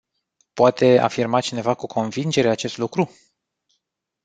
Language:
Romanian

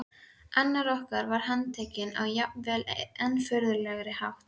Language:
Icelandic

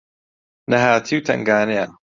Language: Central Kurdish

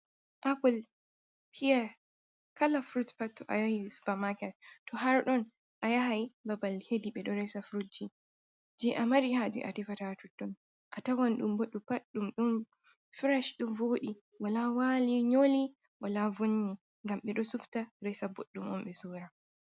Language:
Fula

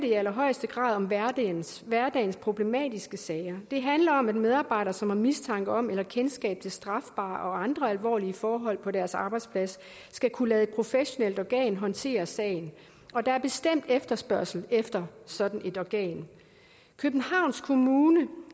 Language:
Danish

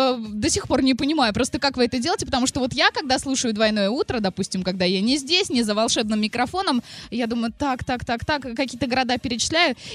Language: Russian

